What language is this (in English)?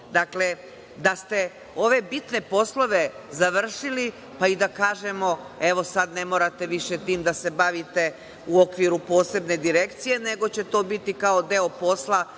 Serbian